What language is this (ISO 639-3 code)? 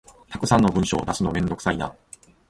jpn